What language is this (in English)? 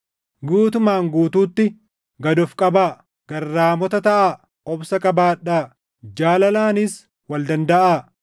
Oromo